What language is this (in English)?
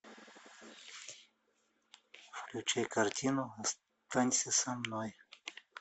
Russian